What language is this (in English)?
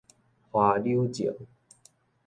Min Nan Chinese